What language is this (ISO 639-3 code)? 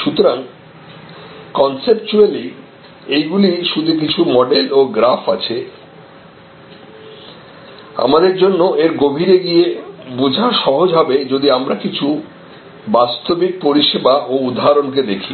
ben